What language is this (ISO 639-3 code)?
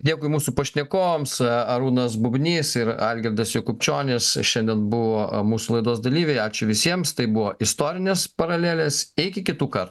lit